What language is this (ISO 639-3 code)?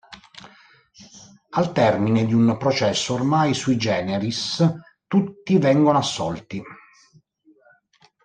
ita